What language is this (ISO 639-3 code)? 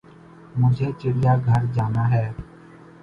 urd